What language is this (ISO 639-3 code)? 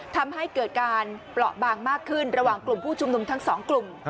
tha